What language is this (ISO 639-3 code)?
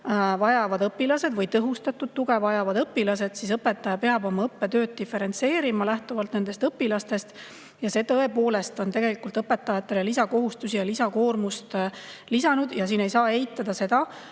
est